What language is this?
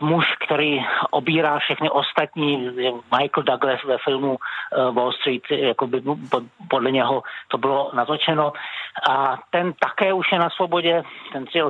Czech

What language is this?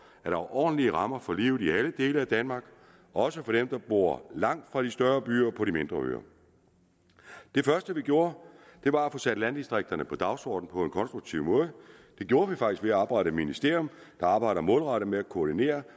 Danish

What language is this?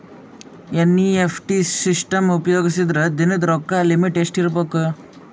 Kannada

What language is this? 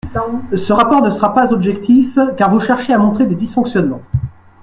French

